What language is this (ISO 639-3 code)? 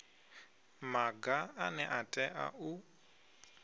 ven